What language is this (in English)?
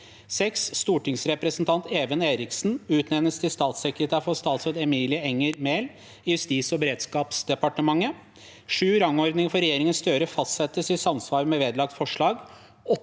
Norwegian